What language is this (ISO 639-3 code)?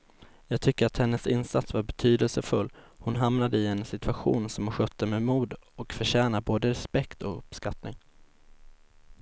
swe